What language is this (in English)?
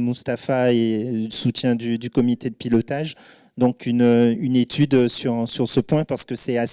French